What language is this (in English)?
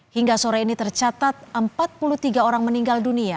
Indonesian